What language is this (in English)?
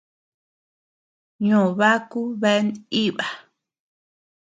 Tepeuxila Cuicatec